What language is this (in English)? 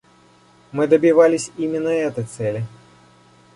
Russian